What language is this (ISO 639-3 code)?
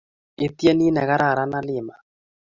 kln